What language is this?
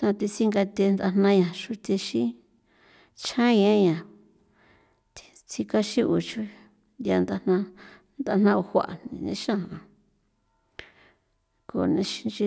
San Felipe Otlaltepec Popoloca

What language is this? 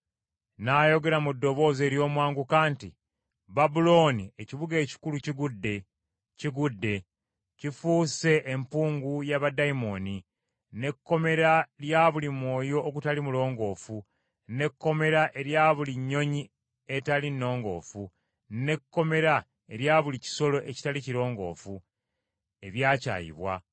Ganda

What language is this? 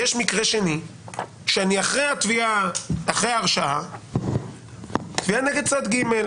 Hebrew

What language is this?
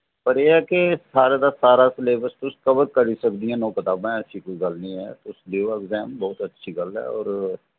Dogri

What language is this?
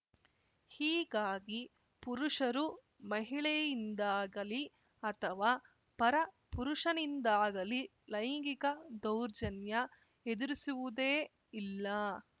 Kannada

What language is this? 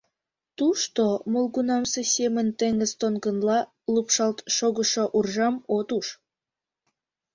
Mari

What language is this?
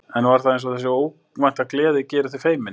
Icelandic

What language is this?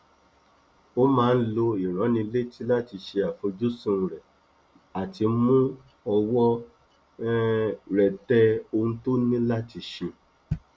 Yoruba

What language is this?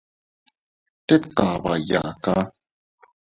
Teutila Cuicatec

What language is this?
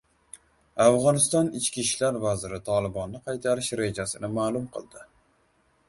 Uzbek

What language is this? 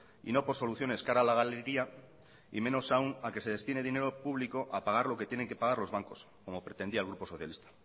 Spanish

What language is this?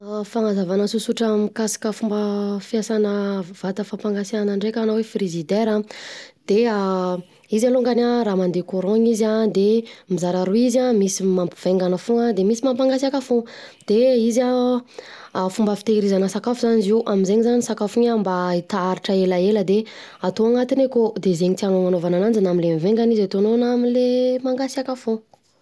Southern Betsimisaraka Malagasy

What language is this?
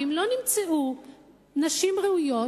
Hebrew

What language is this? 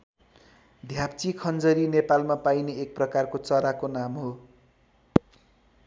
Nepali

